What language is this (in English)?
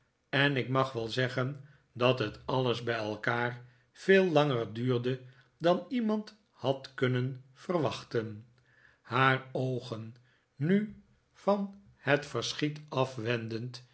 Dutch